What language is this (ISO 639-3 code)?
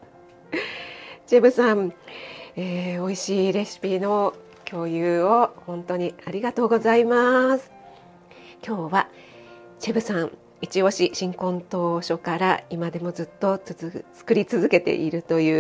jpn